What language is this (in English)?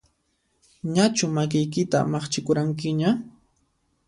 Puno Quechua